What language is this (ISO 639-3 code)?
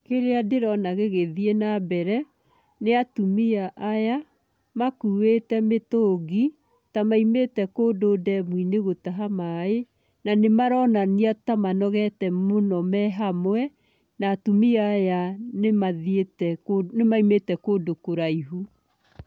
kik